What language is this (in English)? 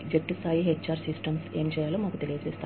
Telugu